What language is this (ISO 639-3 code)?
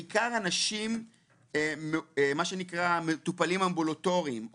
heb